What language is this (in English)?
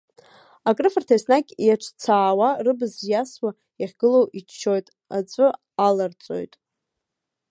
Abkhazian